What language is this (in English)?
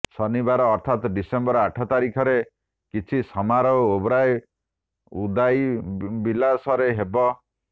Odia